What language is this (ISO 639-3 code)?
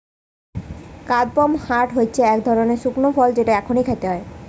ben